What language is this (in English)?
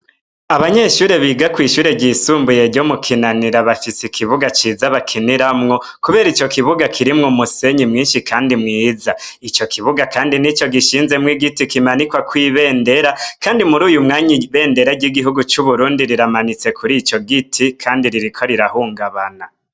Rundi